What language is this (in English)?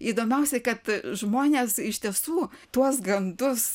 Lithuanian